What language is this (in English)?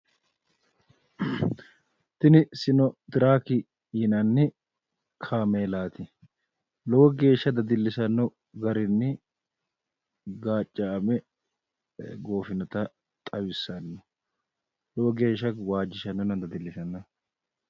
Sidamo